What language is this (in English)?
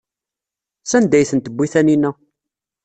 Kabyle